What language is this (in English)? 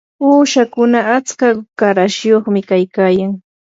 Yanahuanca Pasco Quechua